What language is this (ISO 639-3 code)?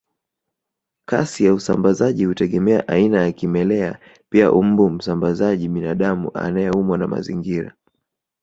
swa